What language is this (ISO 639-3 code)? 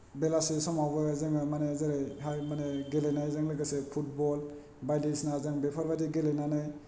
brx